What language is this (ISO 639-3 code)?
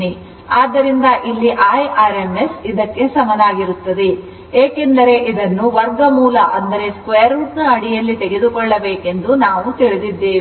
kan